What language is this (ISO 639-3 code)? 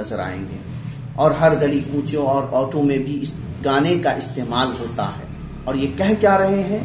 hin